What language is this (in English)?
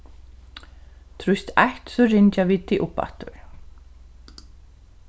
Faroese